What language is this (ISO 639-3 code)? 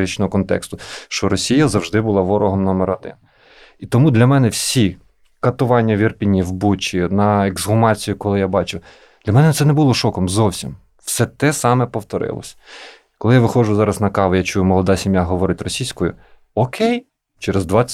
ukr